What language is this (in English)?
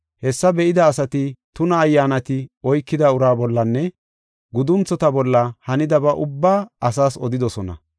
Gofa